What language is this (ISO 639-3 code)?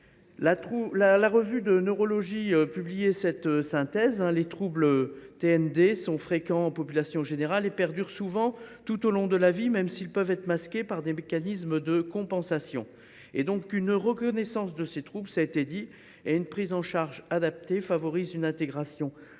fra